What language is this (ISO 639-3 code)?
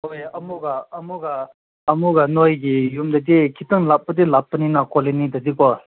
mni